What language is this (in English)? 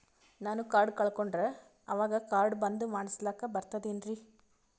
Kannada